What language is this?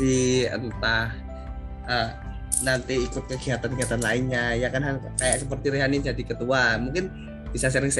Indonesian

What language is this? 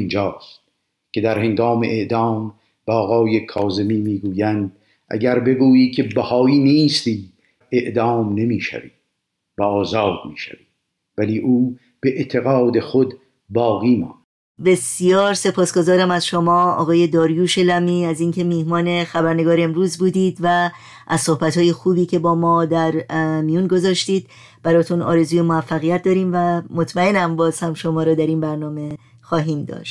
Persian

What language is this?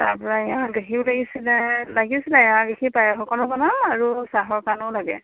Assamese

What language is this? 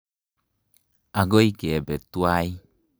Kalenjin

